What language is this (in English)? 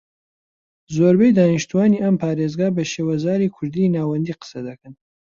Central Kurdish